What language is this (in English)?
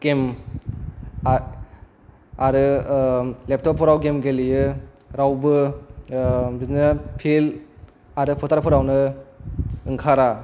Bodo